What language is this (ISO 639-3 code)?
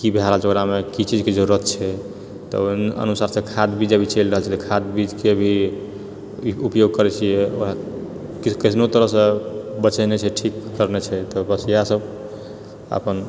mai